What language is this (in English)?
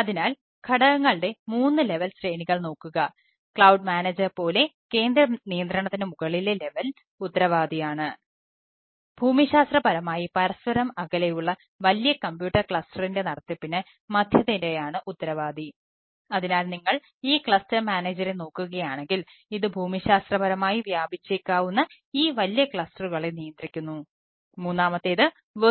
Malayalam